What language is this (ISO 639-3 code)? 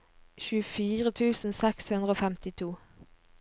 nor